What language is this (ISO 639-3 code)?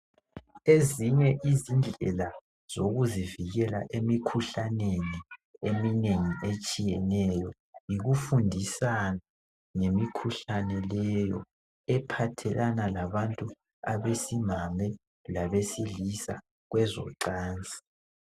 nde